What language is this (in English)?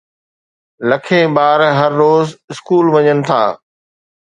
Sindhi